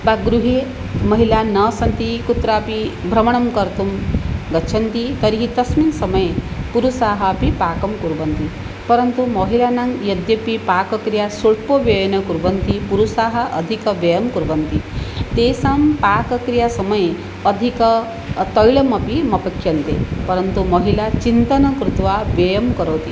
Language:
Sanskrit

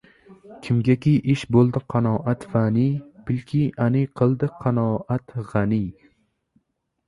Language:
Uzbek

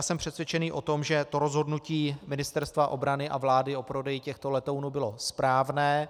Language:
Czech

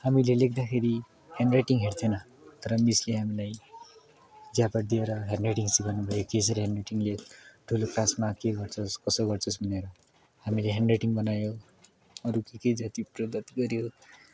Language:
Nepali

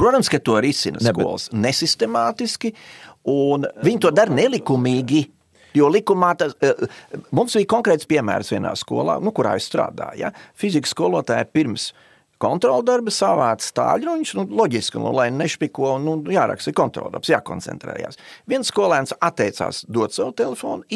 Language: Latvian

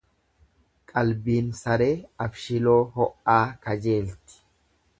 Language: Oromo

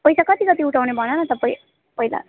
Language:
Nepali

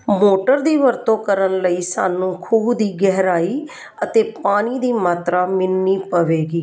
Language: Punjabi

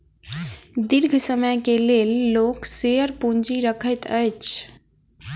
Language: Maithili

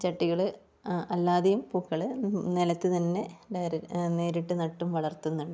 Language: Malayalam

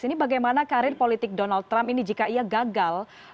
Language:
Indonesian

